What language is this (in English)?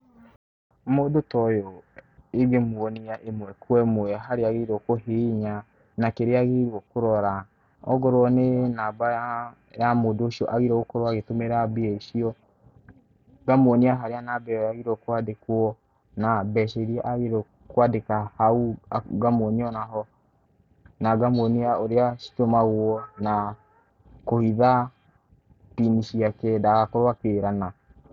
Kikuyu